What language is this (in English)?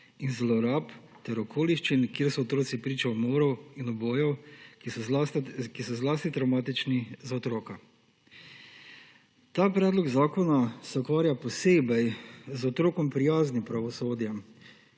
Slovenian